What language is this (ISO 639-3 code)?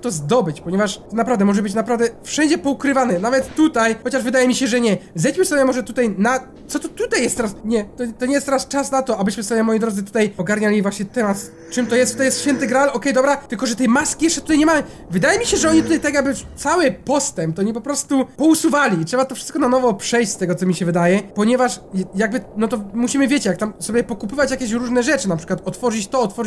pol